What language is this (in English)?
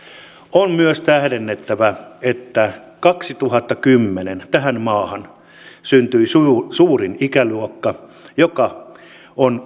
Finnish